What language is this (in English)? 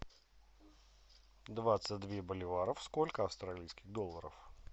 Russian